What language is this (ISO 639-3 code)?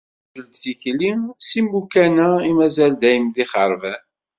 kab